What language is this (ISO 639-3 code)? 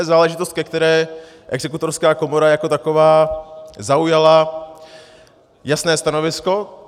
ces